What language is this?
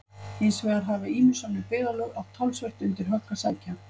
Icelandic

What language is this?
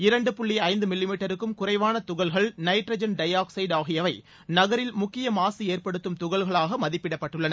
Tamil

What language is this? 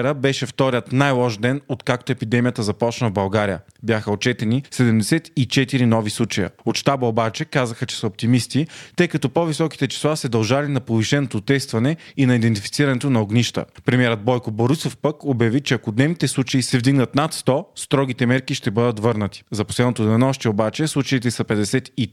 Bulgarian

